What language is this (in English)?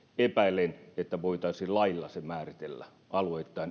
Finnish